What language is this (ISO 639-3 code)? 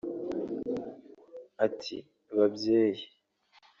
kin